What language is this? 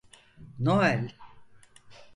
Turkish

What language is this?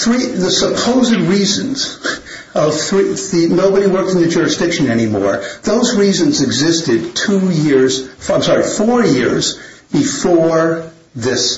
English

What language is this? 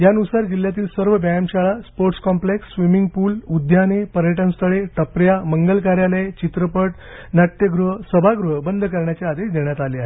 Marathi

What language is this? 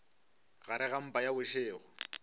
Northern Sotho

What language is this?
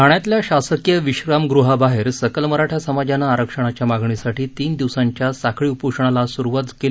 Marathi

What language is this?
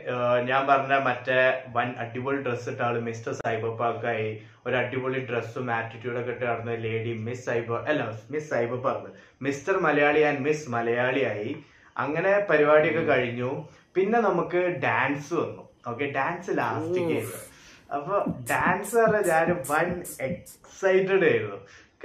Malayalam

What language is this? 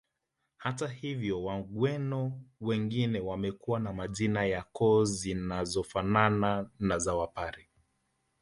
Swahili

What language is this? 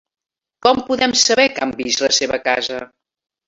Catalan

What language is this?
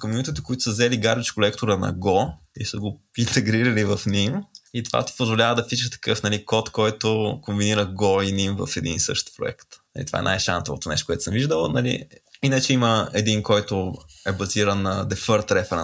Bulgarian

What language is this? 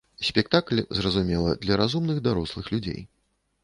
Belarusian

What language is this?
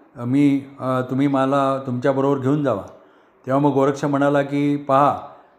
Marathi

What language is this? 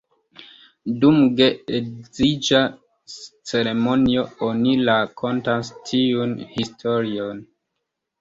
Esperanto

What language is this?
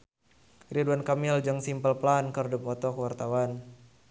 Sundanese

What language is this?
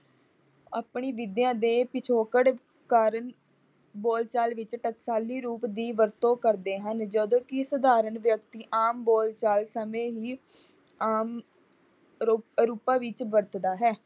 Punjabi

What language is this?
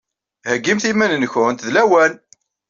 Kabyle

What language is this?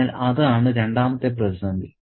Malayalam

